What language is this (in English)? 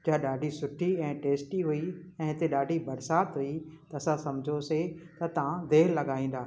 Sindhi